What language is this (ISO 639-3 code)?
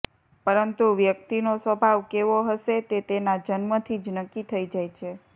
guj